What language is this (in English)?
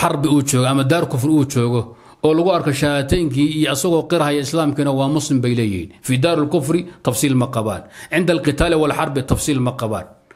Arabic